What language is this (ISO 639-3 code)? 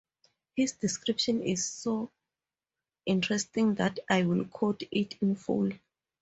eng